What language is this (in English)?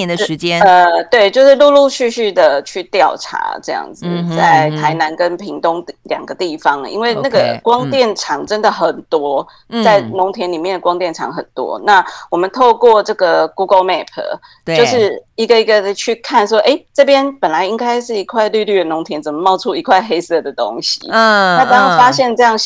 Chinese